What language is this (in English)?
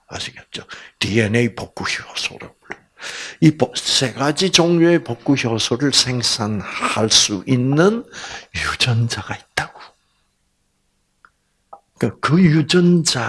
Korean